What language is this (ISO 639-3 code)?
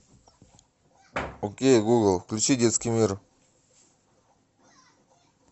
rus